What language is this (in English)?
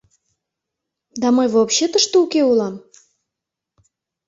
Mari